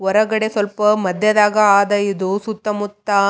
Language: Kannada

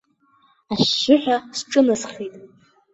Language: Abkhazian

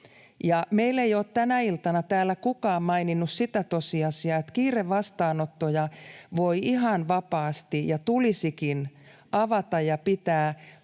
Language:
Finnish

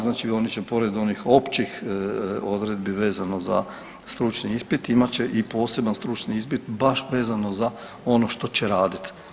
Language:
Croatian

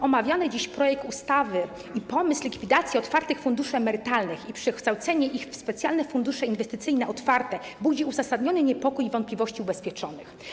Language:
Polish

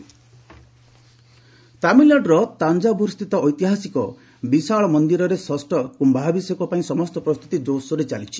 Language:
Odia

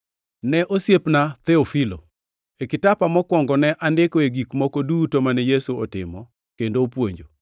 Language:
Luo (Kenya and Tanzania)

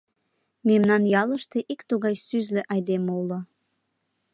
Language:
Mari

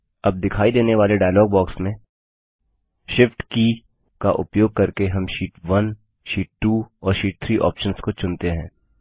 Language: Hindi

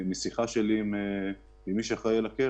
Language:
Hebrew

